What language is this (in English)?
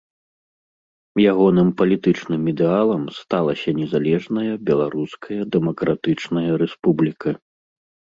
Belarusian